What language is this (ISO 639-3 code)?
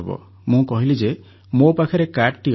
ori